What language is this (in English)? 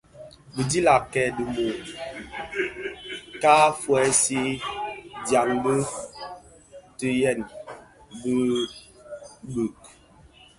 Bafia